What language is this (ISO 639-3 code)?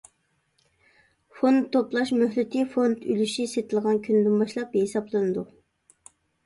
uig